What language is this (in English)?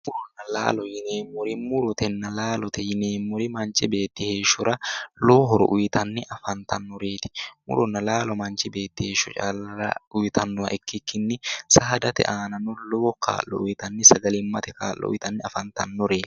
Sidamo